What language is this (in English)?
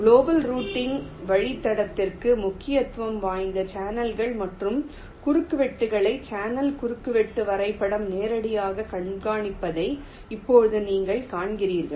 Tamil